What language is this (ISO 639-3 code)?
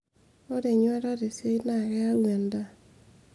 mas